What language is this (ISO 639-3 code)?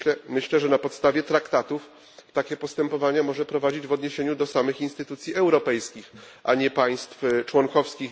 pol